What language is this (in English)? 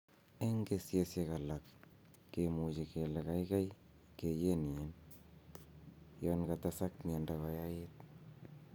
Kalenjin